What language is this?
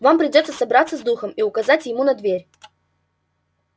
Russian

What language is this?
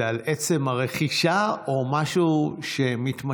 Hebrew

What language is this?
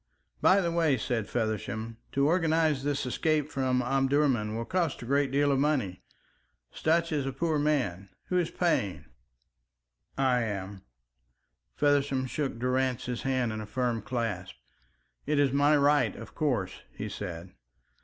English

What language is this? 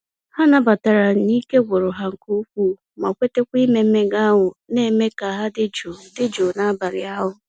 Igbo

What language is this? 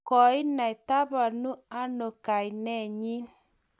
Kalenjin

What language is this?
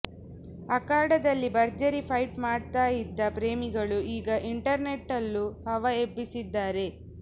Kannada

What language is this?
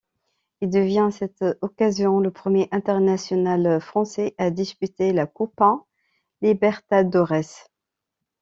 French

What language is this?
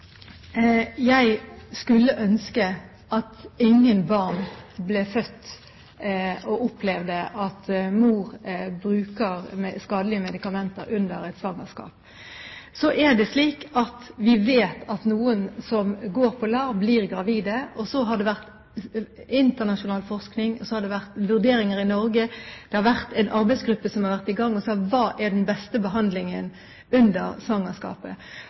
Norwegian Bokmål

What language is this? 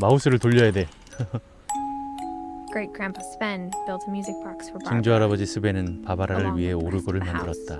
Korean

